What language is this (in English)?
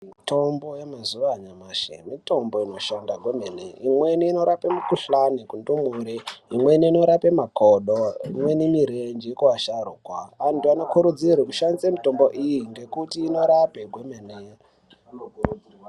Ndau